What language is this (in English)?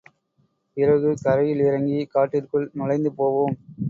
Tamil